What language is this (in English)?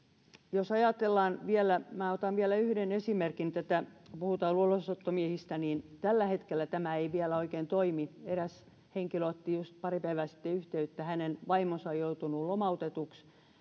Finnish